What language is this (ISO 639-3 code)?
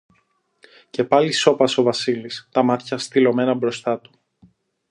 ell